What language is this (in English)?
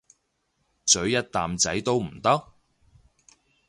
Cantonese